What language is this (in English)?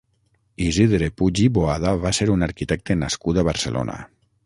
Catalan